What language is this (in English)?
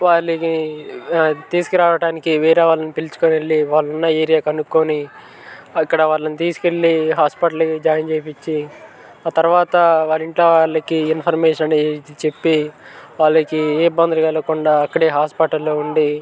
Telugu